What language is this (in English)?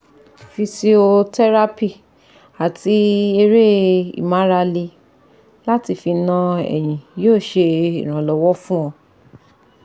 Yoruba